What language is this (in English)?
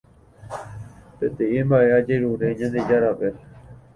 Guarani